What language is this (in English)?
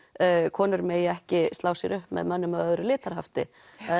Icelandic